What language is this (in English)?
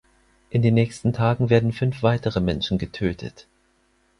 German